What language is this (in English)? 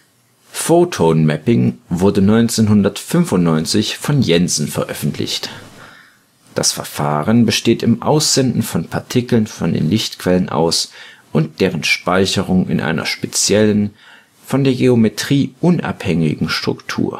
German